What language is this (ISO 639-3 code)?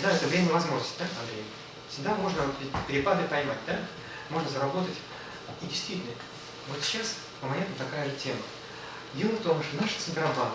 rus